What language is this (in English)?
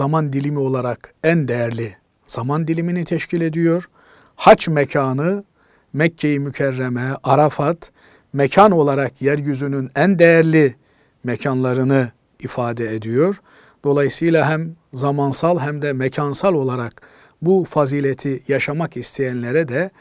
Turkish